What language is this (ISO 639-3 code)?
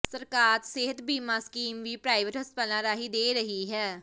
pan